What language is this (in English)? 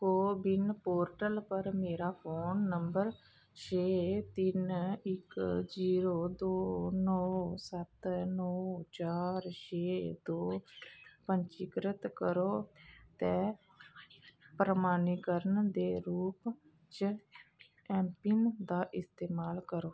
Dogri